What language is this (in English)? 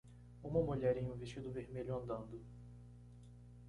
Portuguese